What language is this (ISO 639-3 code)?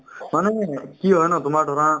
asm